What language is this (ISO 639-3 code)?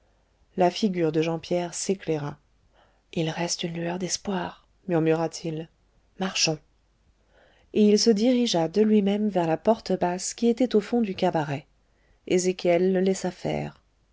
fra